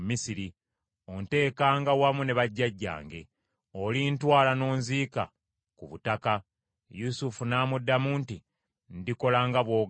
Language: Ganda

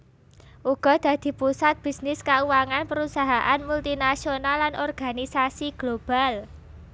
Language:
Javanese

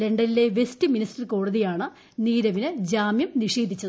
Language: Malayalam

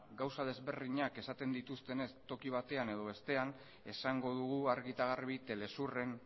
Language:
Basque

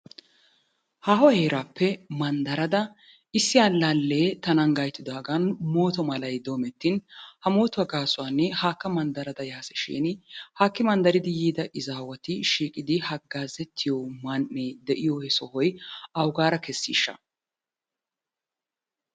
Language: Wolaytta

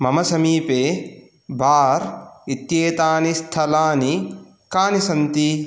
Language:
Sanskrit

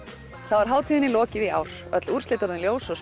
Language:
Icelandic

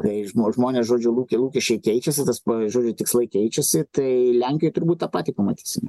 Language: Lithuanian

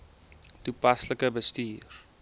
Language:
Afrikaans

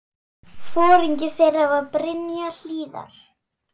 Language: Icelandic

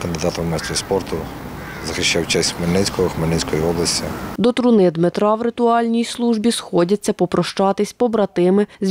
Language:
Ukrainian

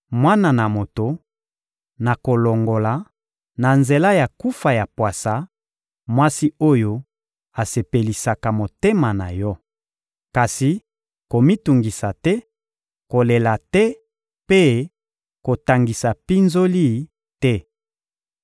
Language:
Lingala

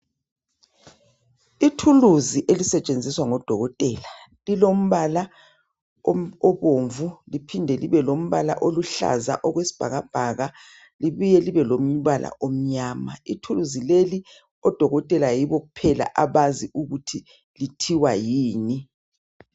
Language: North Ndebele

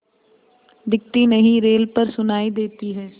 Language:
Hindi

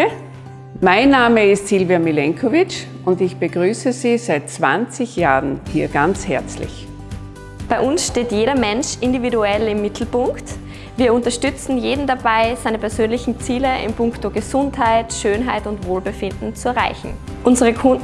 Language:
German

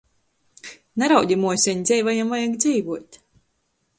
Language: Latgalian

